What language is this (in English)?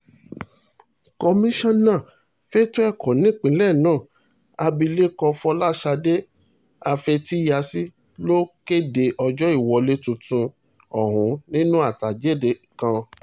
Yoruba